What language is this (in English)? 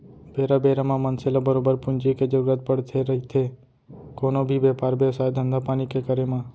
Chhattisgarhi